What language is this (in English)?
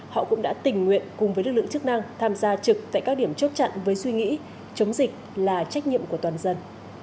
Vietnamese